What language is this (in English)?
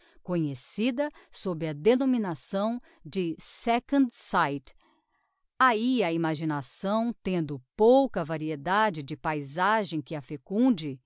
Portuguese